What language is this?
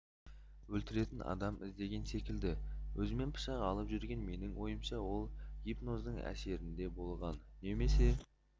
Kazakh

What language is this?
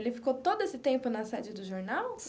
Portuguese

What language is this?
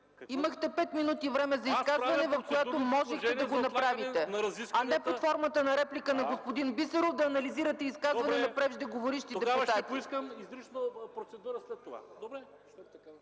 Bulgarian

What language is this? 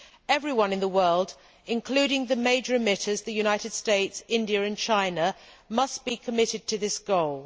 English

